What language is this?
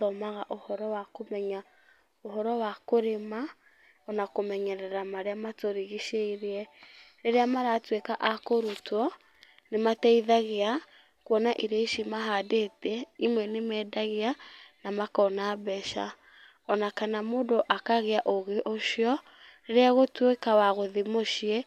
Kikuyu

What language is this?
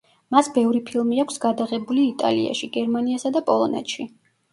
Georgian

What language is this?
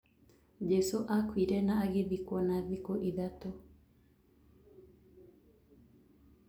Kikuyu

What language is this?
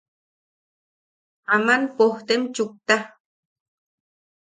Yaqui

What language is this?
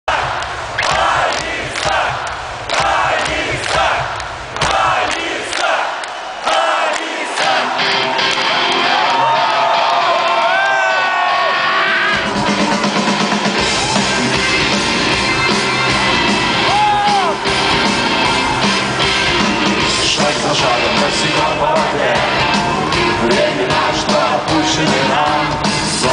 Ukrainian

